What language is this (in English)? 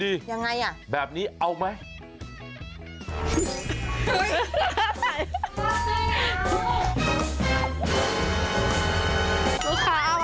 Thai